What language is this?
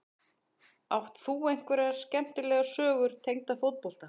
Icelandic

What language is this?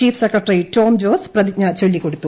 Malayalam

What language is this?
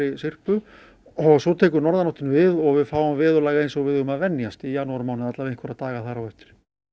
Icelandic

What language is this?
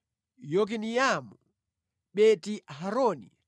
Nyanja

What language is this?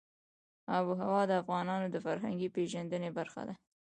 Pashto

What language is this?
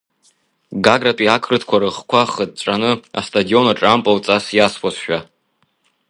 Abkhazian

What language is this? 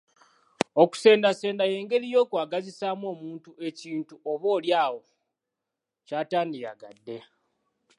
Ganda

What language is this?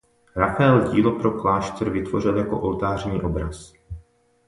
Czech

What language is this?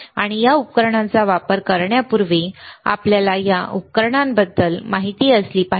Marathi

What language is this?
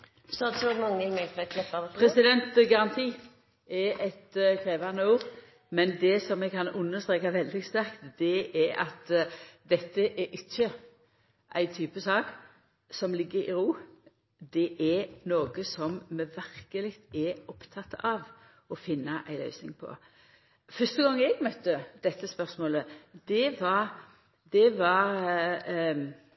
Norwegian Nynorsk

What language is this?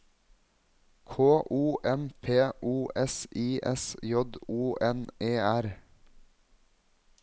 Norwegian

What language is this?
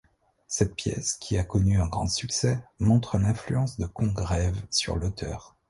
French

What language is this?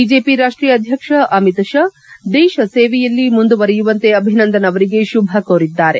Kannada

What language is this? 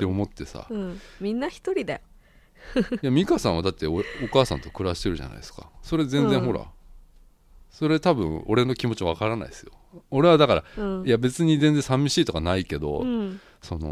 Japanese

